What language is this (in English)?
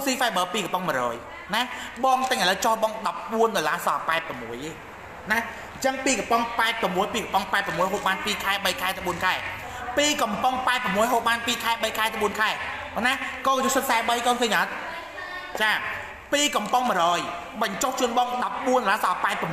Thai